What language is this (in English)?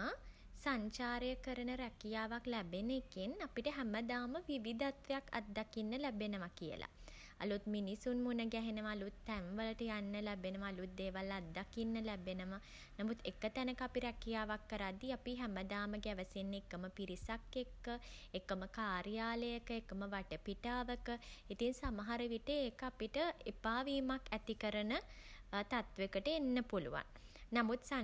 Sinhala